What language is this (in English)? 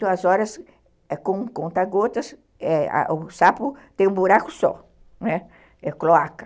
Portuguese